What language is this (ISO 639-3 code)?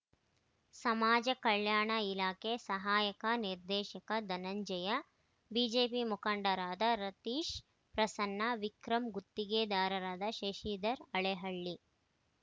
kan